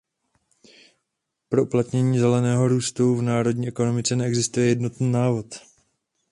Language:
Czech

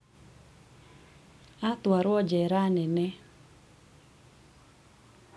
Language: Kikuyu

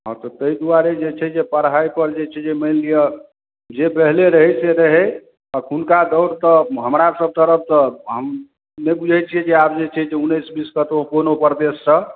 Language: Maithili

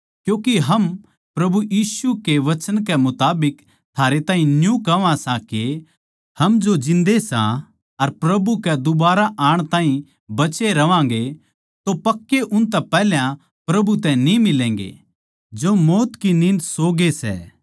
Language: Haryanvi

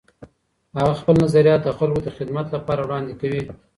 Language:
Pashto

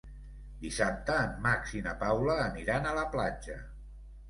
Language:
Catalan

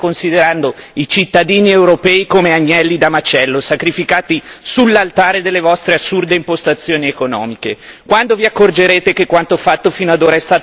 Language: Italian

